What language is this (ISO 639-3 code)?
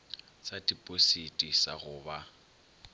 nso